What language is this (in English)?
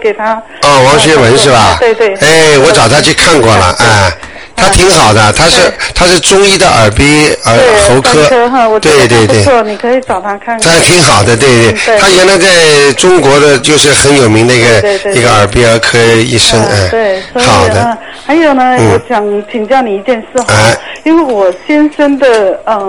Chinese